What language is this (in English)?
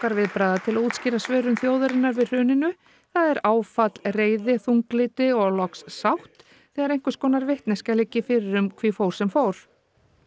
Icelandic